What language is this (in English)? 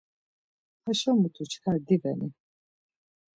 Laz